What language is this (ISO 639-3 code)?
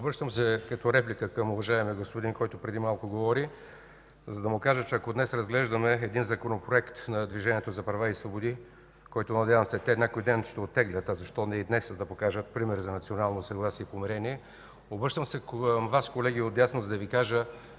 bul